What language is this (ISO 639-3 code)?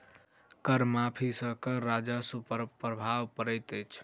mai